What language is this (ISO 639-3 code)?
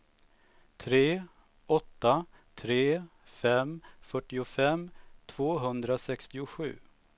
swe